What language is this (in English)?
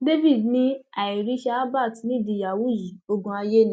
Yoruba